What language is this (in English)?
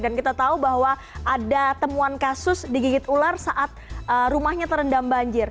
Indonesian